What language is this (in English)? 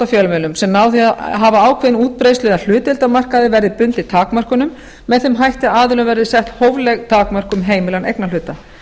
Icelandic